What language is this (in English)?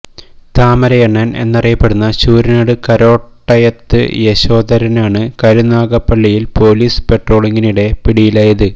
Malayalam